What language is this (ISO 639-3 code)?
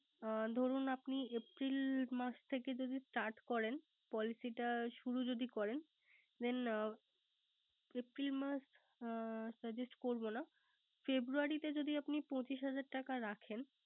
ben